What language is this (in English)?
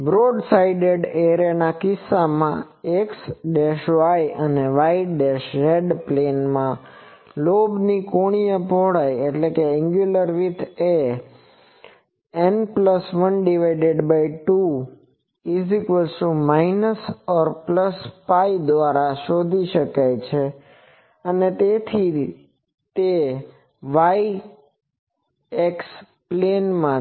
Gujarati